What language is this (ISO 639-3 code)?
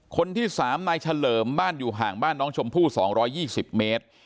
tha